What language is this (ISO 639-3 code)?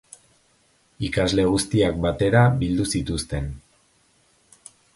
eus